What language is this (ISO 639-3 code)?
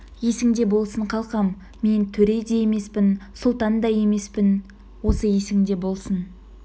kaz